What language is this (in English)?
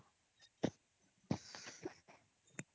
Odia